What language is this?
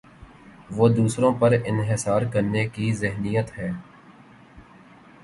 Urdu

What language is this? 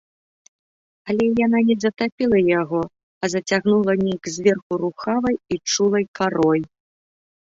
Belarusian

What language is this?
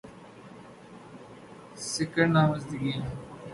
Urdu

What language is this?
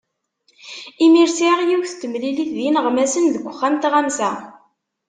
Kabyle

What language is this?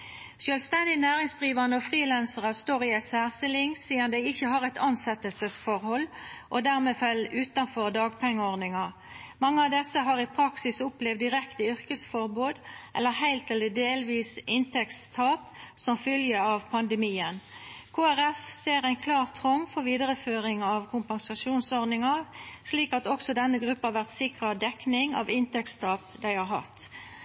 Norwegian Nynorsk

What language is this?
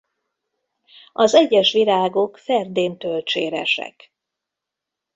Hungarian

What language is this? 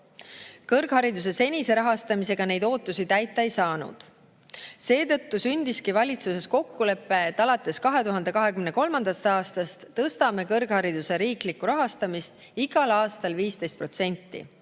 Estonian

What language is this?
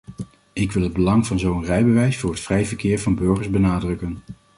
Dutch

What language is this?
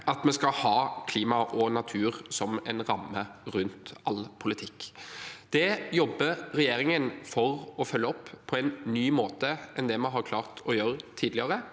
Norwegian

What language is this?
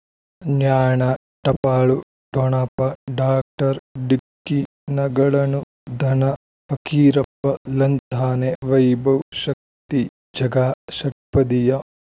Kannada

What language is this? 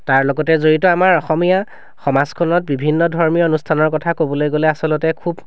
Assamese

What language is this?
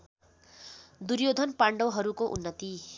Nepali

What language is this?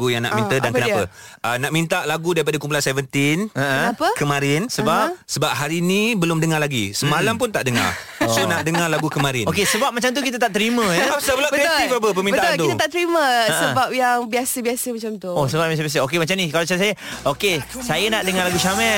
Malay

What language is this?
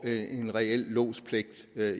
Danish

